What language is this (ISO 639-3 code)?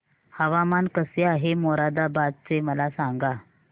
mar